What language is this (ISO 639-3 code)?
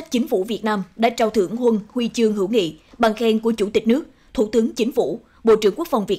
vie